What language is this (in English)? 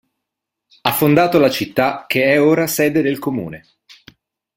Italian